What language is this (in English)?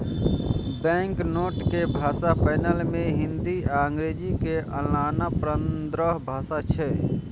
Maithili